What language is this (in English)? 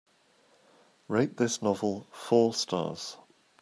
English